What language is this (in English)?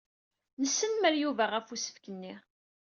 Kabyle